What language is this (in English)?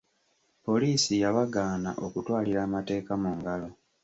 Ganda